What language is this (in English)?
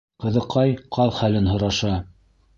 Bashkir